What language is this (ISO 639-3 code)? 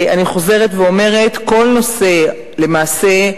heb